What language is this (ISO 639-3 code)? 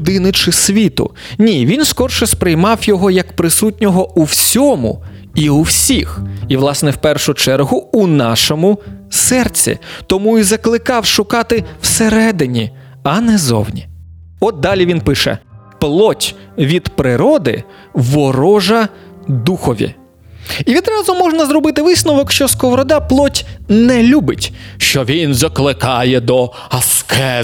ukr